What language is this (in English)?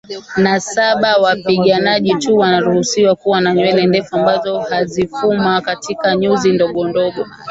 Swahili